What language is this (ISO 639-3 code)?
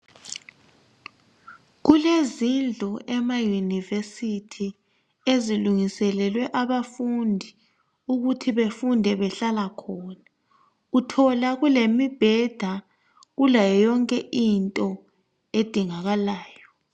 nde